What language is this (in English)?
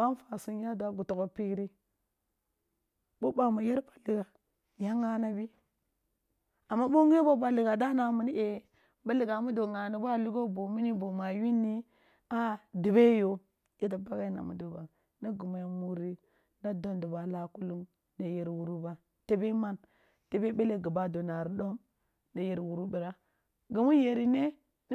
Kulung (Nigeria)